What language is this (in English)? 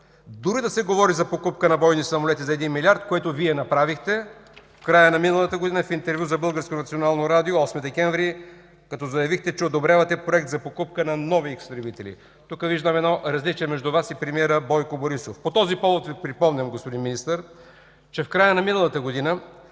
Bulgarian